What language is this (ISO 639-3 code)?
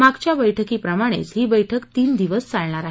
mar